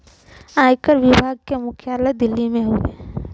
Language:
Bhojpuri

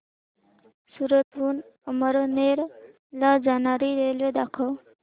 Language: Marathi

